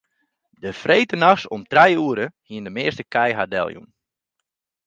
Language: Western Frisian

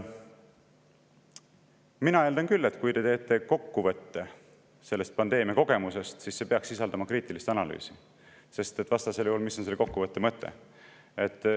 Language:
Estonian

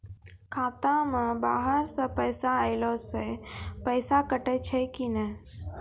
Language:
Maithili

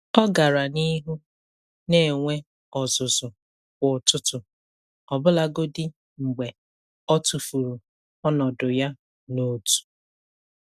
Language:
Igbo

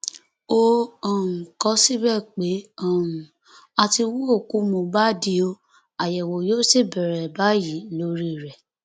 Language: Yoruba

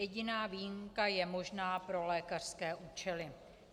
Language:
Czech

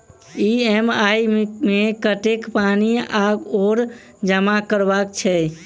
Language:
Maithili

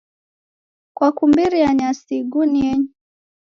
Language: Taita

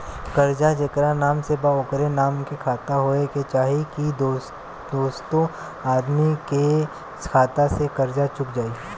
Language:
Bhojpuri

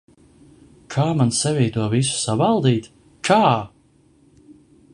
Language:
Latvian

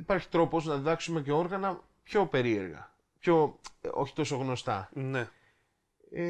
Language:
Greek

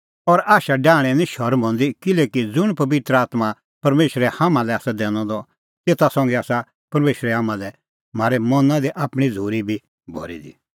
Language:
Kullu Pahari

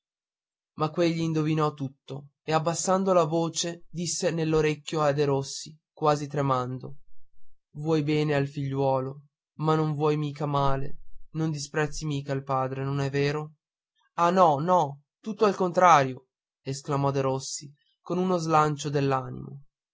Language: Italian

